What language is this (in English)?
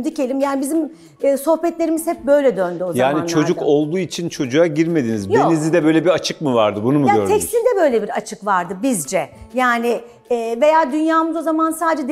Turkish